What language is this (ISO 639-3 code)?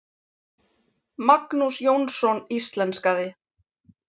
isl